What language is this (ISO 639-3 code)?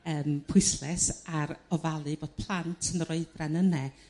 cym